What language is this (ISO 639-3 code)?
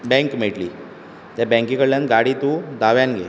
kok